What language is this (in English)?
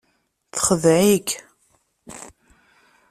Kabyle